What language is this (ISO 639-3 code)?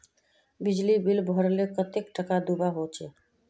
mag